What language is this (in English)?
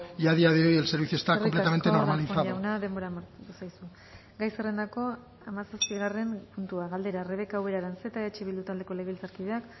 Basque